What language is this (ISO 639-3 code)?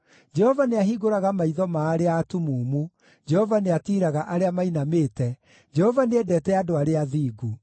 kik